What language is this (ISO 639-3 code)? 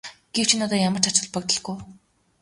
mon